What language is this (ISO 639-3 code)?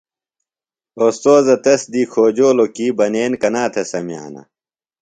phl